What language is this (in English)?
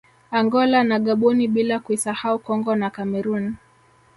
Swahili